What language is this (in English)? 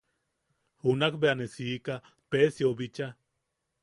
Yaqui